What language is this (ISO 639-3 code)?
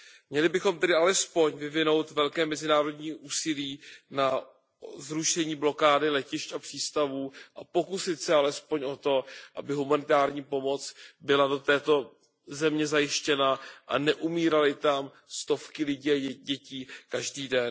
ces